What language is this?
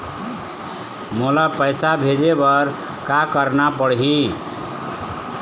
Chhattisgarhi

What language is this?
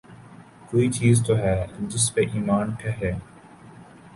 Urdu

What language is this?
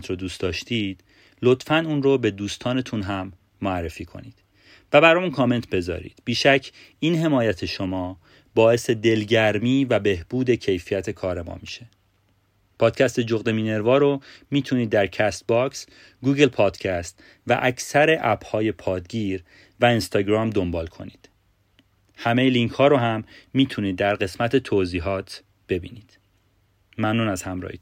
Persian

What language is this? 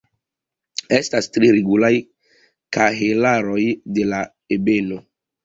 Esperanto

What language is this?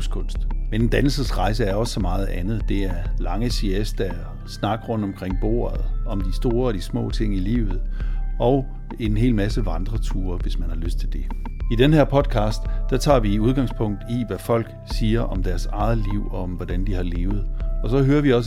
Danish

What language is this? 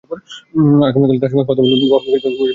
Bangla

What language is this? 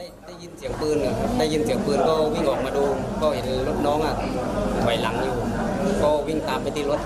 Thai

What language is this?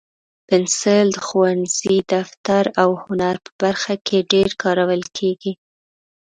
Pashto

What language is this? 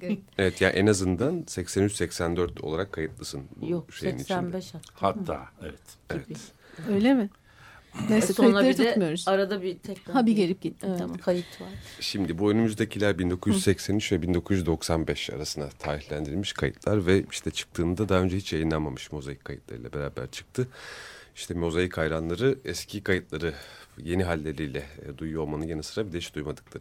Turkish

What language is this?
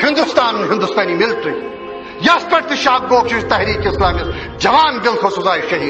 Turkish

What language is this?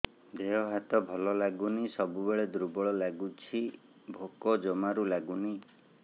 Odia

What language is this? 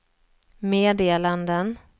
Swedish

